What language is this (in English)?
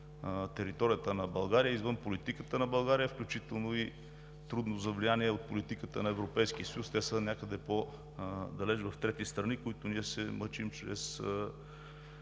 Bulgarian